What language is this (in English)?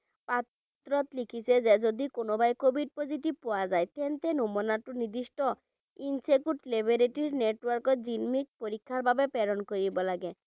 Bangla